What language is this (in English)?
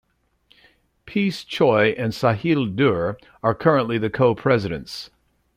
English